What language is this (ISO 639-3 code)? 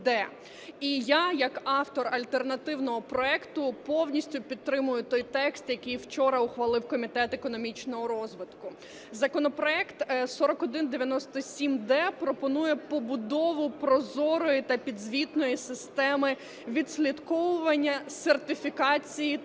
ukr